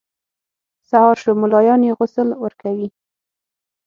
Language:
Pashto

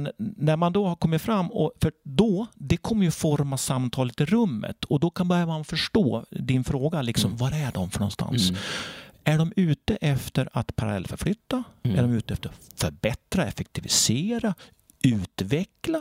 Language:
Swedish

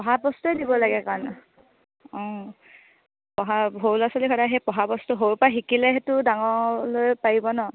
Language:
Assamese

